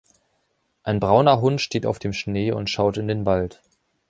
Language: German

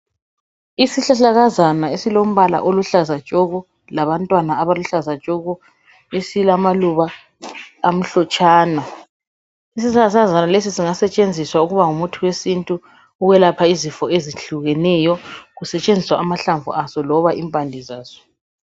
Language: North Ndebele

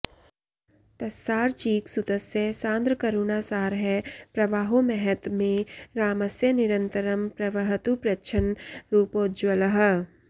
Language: Sanskrit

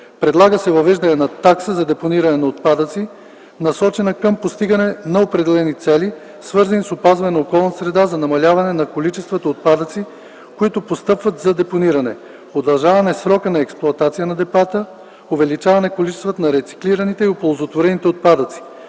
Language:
Bulgarian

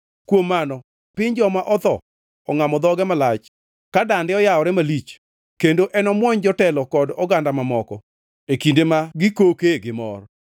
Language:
Luo (Kenya and Tanzania)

